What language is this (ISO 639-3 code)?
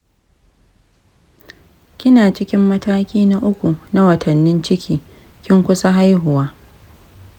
hau